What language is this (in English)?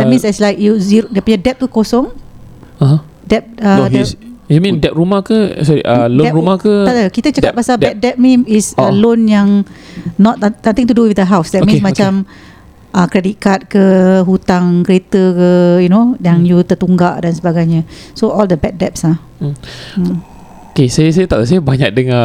Malay